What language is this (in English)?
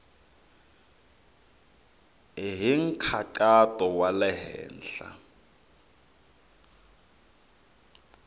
Tsonga